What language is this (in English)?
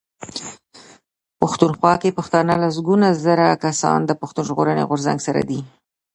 Pashto